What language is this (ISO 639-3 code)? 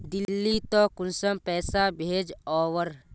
mag